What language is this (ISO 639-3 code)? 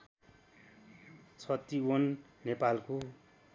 nep